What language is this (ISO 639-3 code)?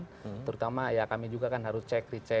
ind